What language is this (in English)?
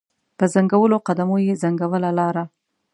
Pashto